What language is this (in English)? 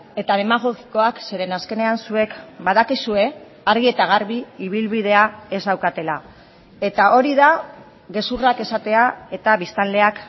Basque